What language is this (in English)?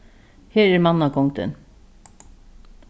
Faroese